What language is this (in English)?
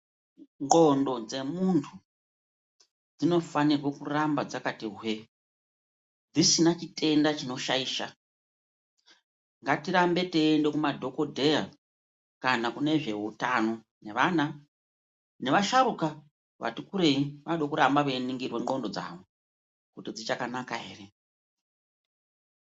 Ndau